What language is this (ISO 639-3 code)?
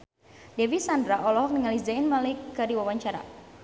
sun